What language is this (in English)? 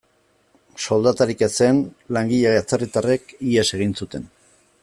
Basque